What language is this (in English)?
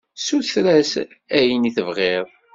Kabyle